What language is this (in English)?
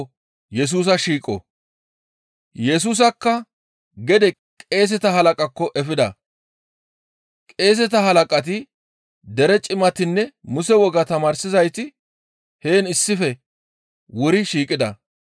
Gamo